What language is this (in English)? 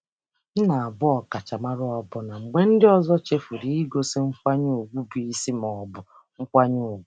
Igbo